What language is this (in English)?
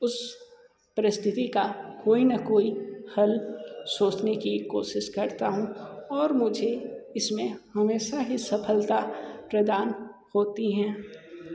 Hindi